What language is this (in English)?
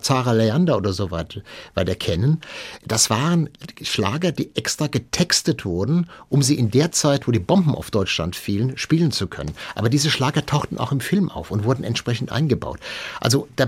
German